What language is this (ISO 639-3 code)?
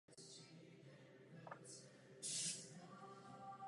ces